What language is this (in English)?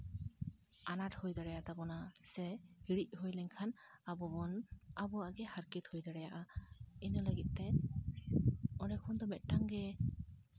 Santali